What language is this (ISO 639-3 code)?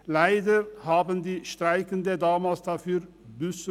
gsw